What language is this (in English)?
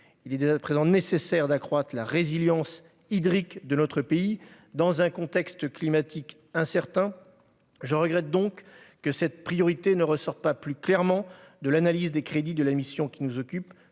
French